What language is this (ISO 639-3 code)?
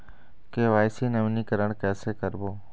hne